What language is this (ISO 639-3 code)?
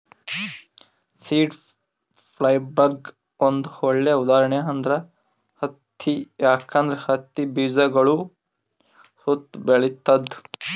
kan